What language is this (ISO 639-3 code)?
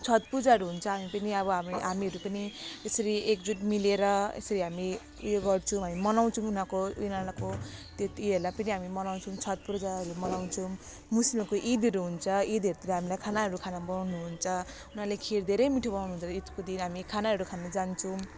nep